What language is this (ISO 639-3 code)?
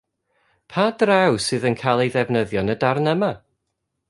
cym